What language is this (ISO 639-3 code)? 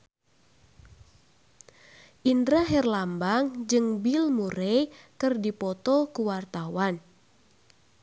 sun